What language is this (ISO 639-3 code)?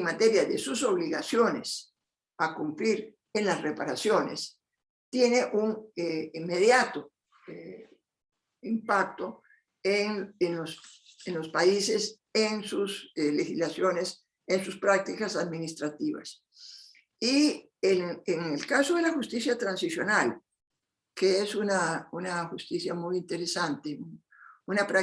spa